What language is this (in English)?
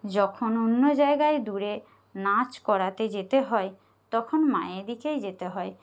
Bangla